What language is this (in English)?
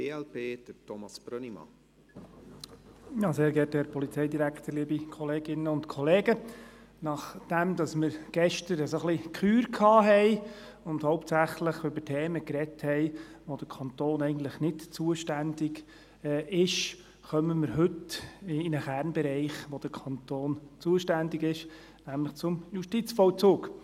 Swiss German